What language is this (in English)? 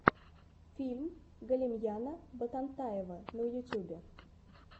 Russian